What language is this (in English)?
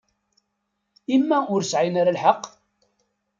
Kabyle